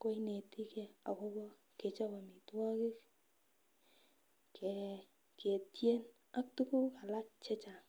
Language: Kalenjin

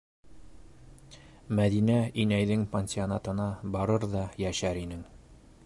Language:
Bashkir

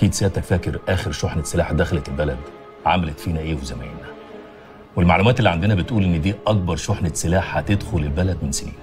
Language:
Arabic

